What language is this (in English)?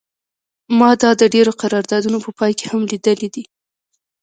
Pashto